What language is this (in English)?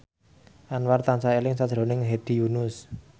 Javanese